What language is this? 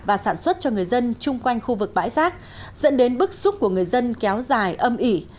Vietnamese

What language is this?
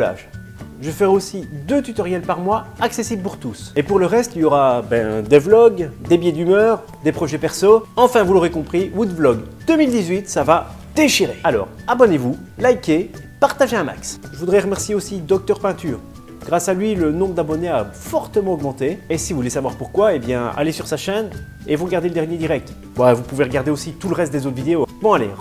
French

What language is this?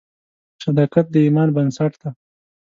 Pashto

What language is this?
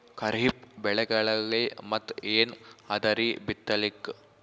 Kannada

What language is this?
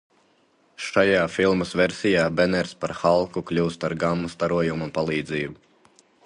Latvian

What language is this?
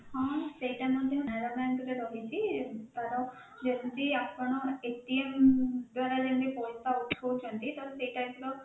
Odia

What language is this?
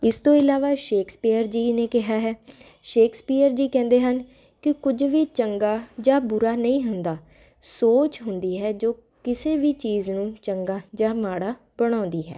Punjabi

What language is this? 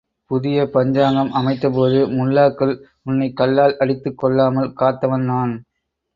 Tamil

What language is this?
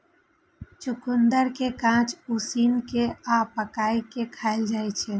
Maithili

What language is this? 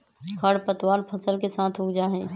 Magahi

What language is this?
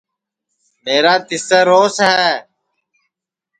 Sansi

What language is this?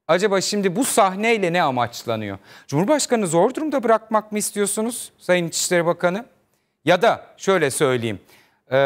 Turkish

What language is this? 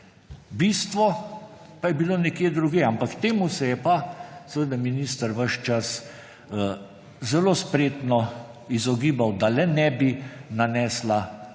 Slovenian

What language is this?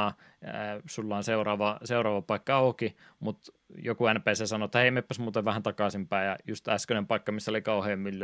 Finnish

